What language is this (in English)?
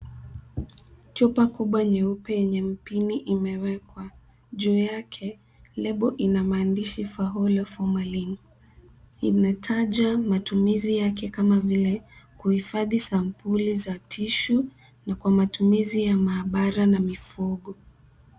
Swahili